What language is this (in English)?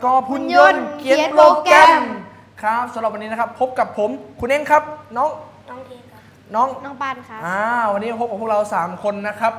Thai